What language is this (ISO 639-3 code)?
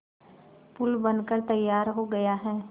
hin